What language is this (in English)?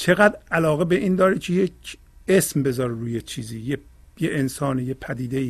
Persian